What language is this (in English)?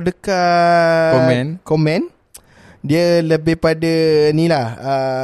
Malay